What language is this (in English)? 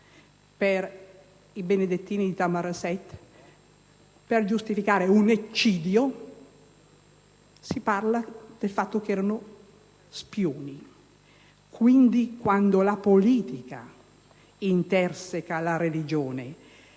Italian